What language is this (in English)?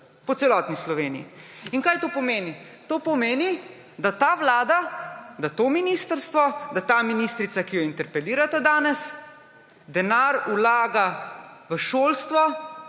Slovenian